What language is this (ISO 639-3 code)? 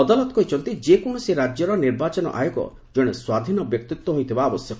ori